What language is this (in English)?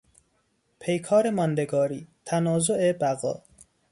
Persian